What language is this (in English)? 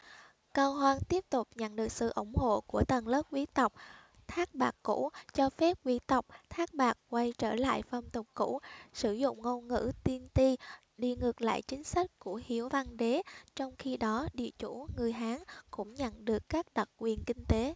Vietnamese